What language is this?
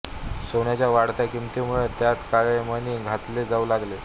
Marathi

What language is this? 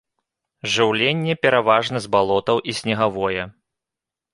Belarusian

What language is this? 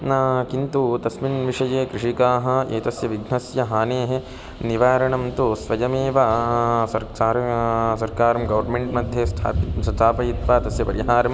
Sanskrit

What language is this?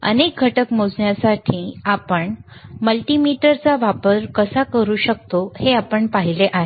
Marathi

